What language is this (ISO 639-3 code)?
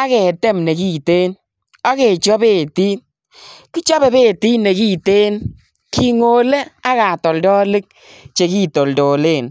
kln